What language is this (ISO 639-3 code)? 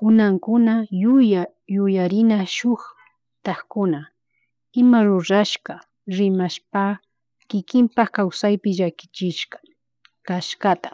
qug